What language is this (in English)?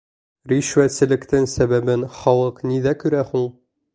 Bashkir